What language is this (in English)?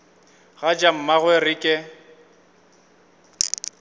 Northern Sotho